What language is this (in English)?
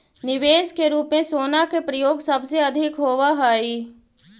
Magahi